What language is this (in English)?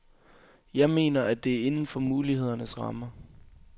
Danish